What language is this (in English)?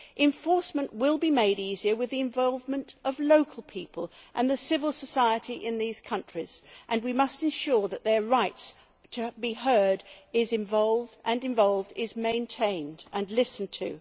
English